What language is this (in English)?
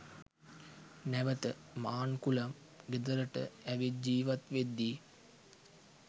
Sinhala